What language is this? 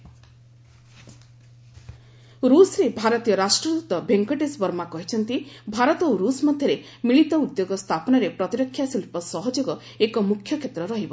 Odia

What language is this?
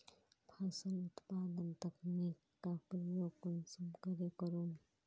Magahi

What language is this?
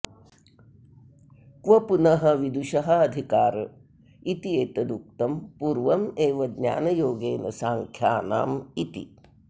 Sanskrit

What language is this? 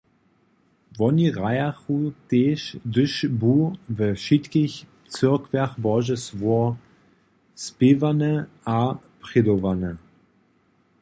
Upper Sorbian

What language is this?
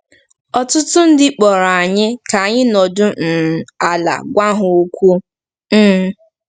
Igbo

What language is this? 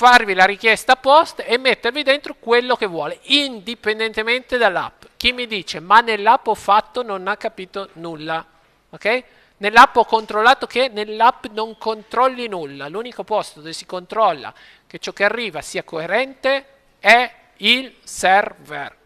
Italian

